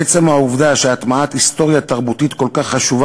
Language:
Hebrew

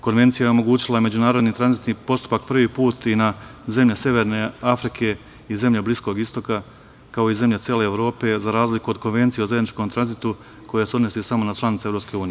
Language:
Serbian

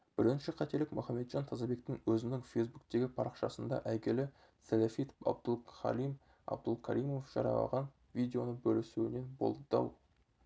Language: Kazakh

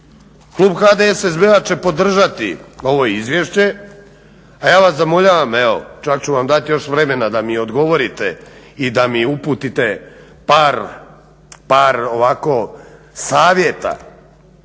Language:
Croatian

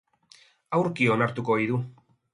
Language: Basque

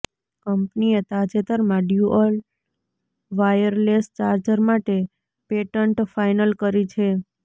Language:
Gujarati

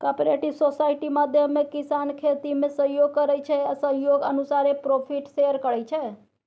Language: Maithili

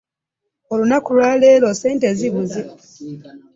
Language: Ganda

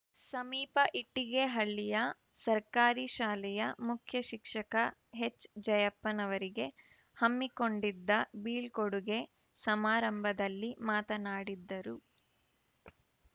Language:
Kannada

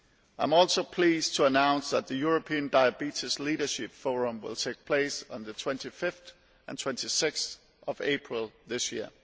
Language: English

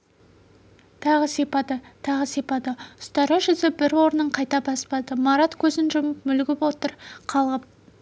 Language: Kazakh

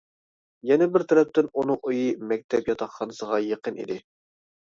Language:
Uyghur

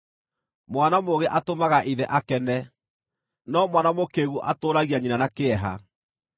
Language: Kikuyu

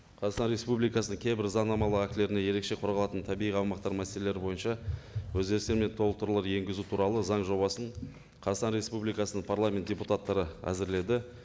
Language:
Kazakh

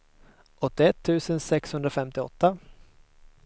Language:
Swedish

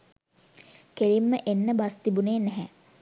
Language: Sinhala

